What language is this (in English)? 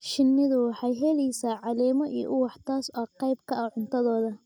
Somali